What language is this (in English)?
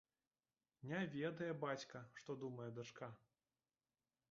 Belarusian